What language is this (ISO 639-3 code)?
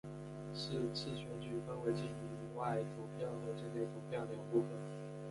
zho